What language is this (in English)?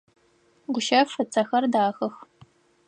Adyghe